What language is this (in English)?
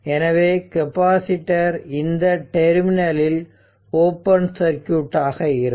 Tamil